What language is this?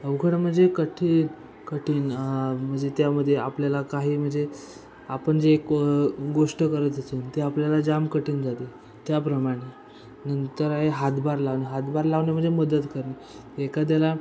Marathi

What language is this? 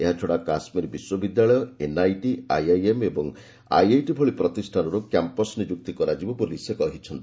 Odia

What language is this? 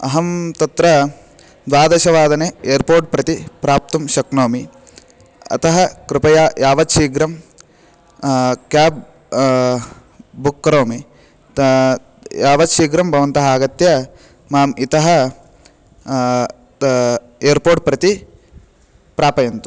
Sanskrit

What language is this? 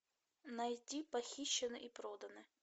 Russian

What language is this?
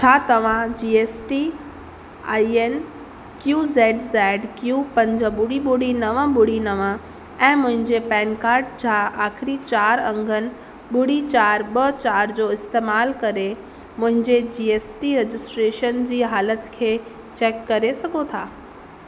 Sindhi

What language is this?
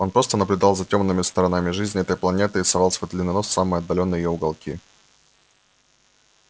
Russian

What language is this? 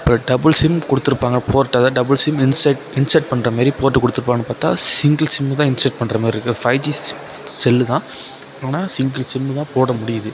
Tamil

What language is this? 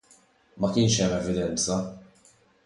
Maltese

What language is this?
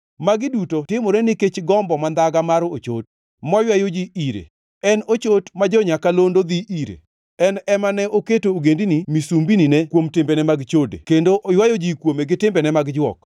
Luo (Kenya and Tanzania)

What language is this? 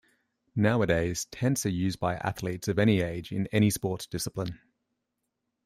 English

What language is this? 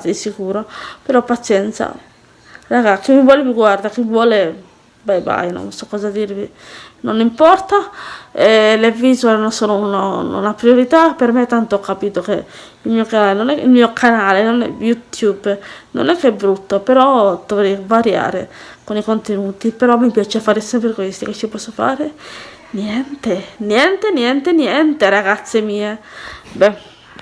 Italian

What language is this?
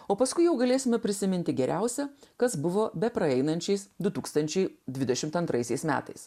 Lithuanian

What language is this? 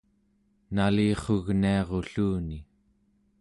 Central Yupik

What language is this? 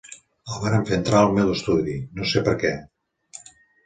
Catalan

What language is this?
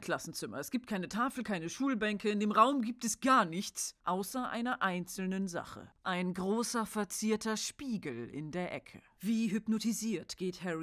German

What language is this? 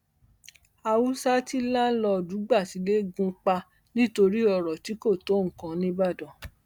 Yoruba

